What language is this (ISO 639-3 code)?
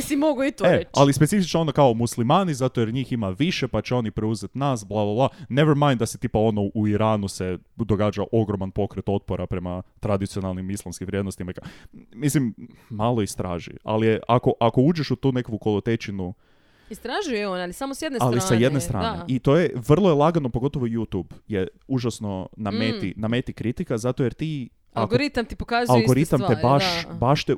hrv